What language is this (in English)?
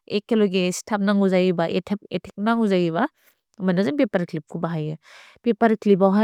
Bodo